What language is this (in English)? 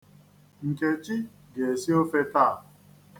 Igbo